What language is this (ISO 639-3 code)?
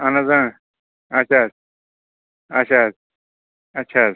kas